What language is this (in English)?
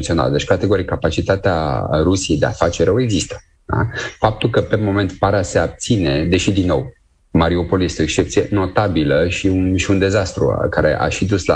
Romanian